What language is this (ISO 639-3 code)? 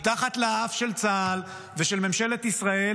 heb